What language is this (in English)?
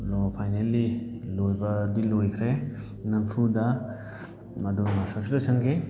Manipuri